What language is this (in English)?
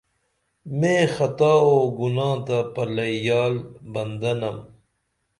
Dameli